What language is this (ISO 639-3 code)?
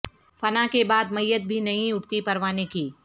urd